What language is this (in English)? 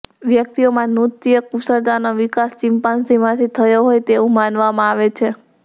Gujarati